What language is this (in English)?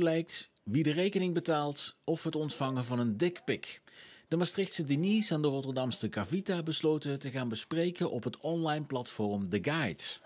Dutch